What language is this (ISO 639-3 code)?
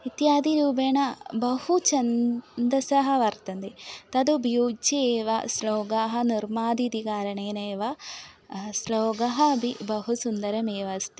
san